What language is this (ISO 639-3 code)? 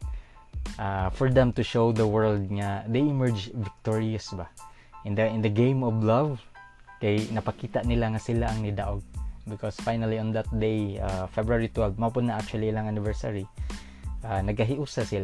fil